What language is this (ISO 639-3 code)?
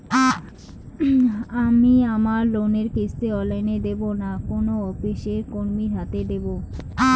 ben